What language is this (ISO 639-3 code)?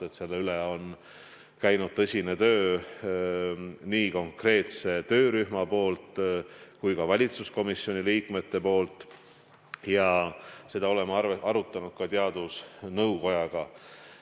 est